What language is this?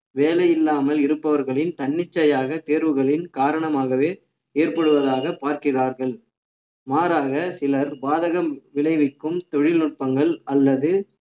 Tamil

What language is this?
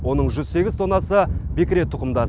Kazakh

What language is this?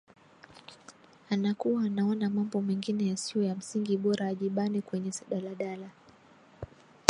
Swahili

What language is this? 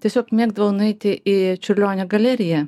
Lithuanian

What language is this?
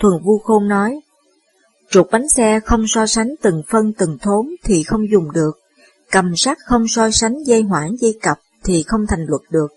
Vietnamese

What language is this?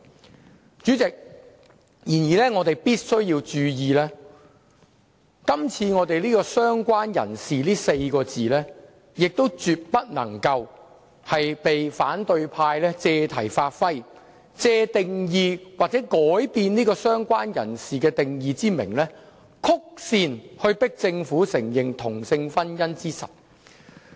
Cantonese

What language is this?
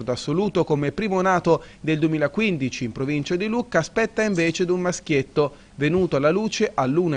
Italian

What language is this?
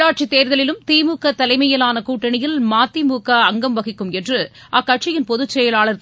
Tamil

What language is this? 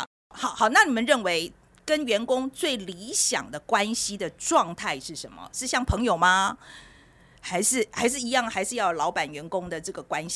Chinese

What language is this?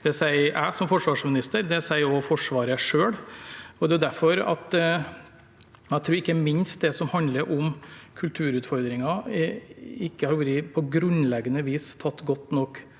Norwegian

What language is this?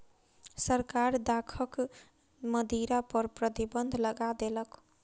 Maithili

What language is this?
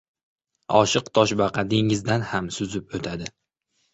Uzbek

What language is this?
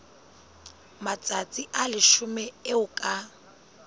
Southern Sotho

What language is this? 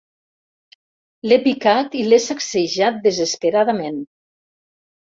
Catalan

